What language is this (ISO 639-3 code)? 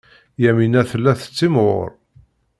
kab